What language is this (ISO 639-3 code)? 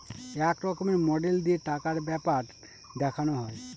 ben